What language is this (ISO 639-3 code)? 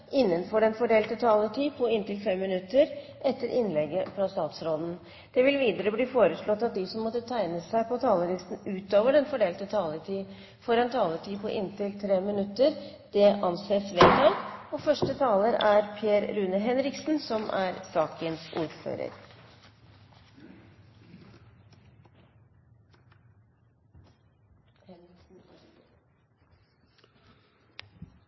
nor